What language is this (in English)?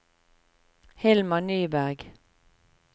Norwegian